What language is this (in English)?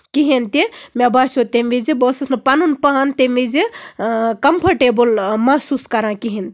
Kashmiri